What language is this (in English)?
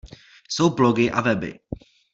Czech